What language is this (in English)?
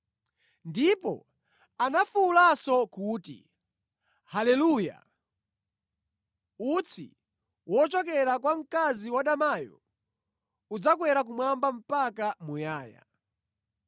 Nyanja